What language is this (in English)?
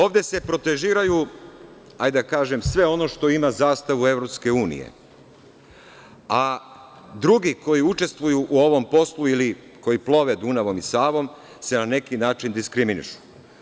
Serbian